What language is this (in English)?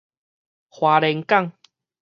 Min Nan Chinese